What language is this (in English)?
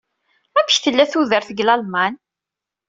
Kabyle